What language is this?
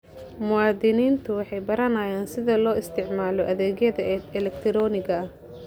Somali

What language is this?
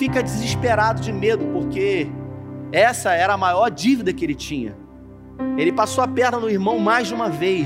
Portuguese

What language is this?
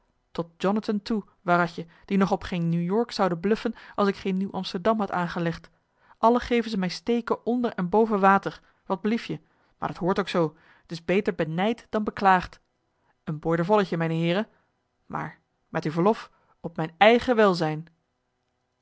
Dutch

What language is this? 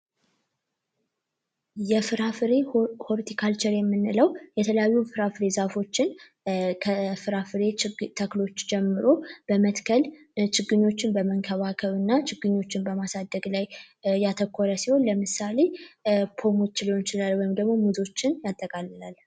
Amharic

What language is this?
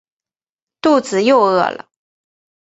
Chinese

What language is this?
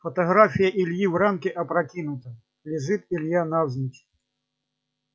Russian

